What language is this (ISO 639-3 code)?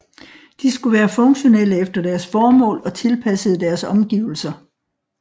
dan